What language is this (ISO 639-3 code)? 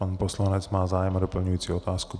ces